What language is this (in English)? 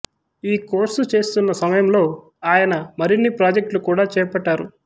Telugu